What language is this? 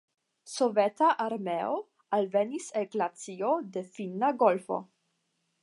Esperanto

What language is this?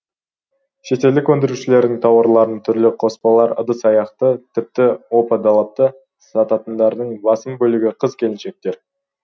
Kazakh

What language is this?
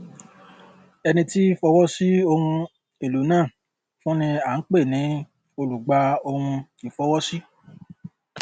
Yoruba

